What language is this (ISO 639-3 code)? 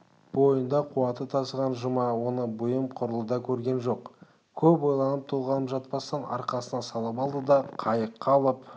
kaz